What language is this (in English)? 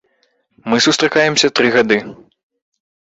Belarusian